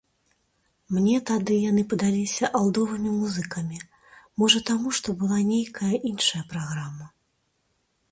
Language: Belarusian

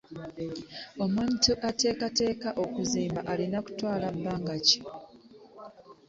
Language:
Ganda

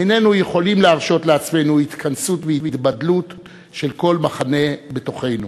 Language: Hebrew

